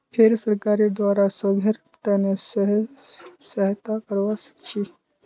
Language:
Magahi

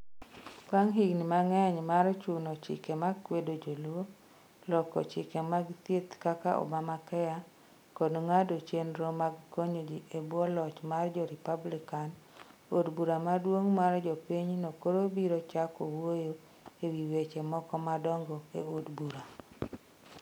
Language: Luo (Kenya and Tanzania)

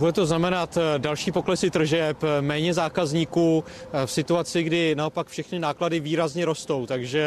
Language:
Czech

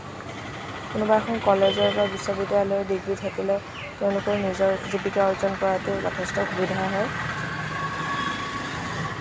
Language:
Assamese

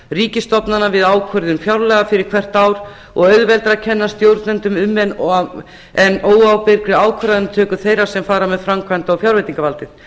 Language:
Icelandic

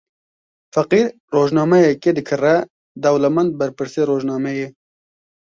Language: Kurdish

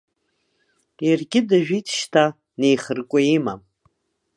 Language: Abkhazian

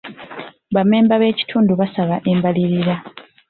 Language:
Ganda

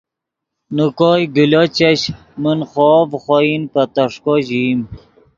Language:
Yidgha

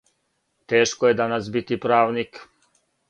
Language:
Serbian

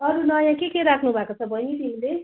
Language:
Nepali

